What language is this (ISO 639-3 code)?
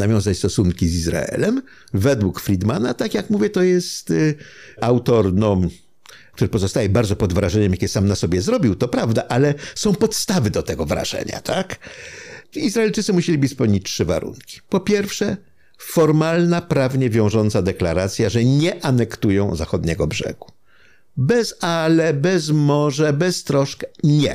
pol